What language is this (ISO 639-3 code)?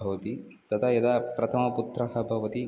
san